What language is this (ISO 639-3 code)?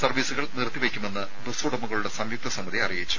mal